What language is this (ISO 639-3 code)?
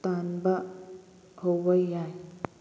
mni